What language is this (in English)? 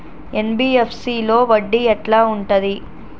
Telugu